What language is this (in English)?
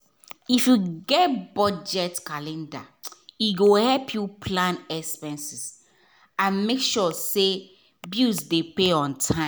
Nigerian Pidgin